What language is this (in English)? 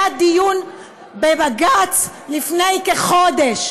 Hebrew